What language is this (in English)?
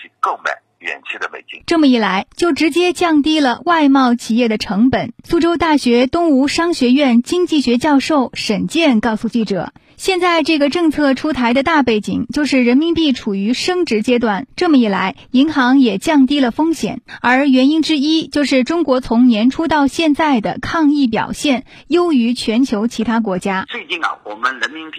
Chinese